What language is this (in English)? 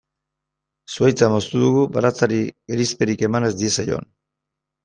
Basque